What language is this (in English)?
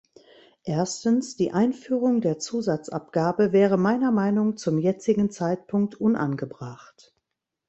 German